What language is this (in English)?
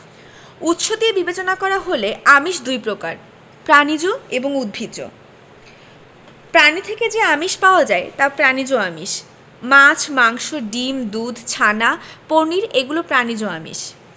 Bangla